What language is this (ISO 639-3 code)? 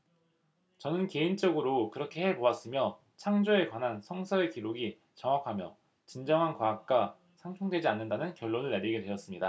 kor